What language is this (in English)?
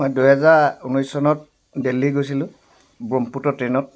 Assamese